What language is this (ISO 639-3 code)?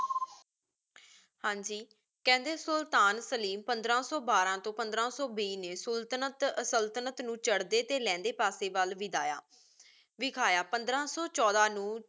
pan